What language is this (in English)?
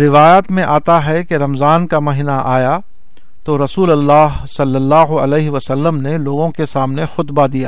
Urdu